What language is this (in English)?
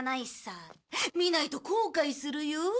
Japanese